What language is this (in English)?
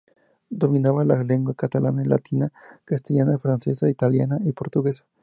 Spanish